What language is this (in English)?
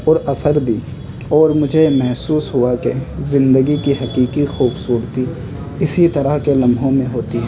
Urdu